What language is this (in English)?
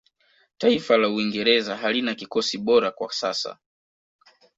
Swahili